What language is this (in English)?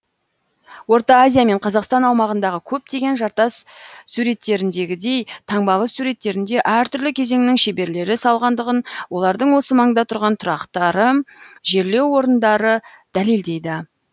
Kazakh